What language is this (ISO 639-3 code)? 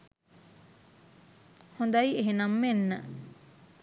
sin